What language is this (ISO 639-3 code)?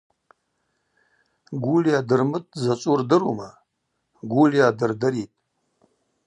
abq